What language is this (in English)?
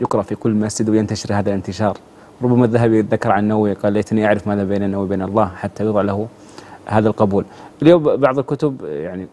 Arabic